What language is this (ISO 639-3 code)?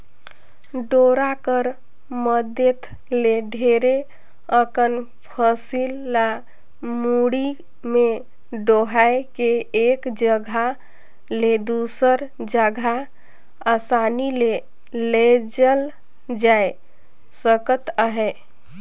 hne